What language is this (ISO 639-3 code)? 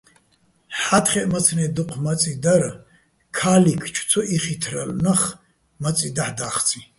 bbl